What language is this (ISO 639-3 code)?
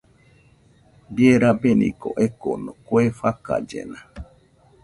hux